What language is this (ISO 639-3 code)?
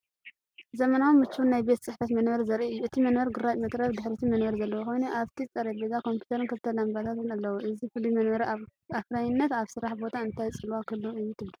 tir